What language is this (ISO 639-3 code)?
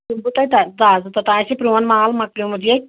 kas